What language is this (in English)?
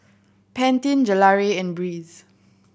English